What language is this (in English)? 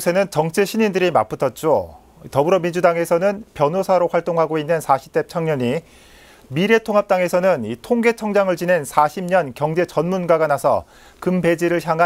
Korean